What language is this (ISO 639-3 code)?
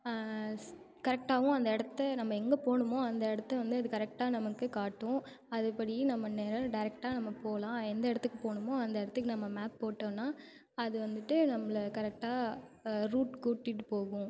tam